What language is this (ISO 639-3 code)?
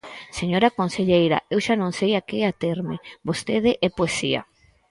glg